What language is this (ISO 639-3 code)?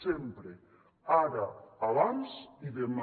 cat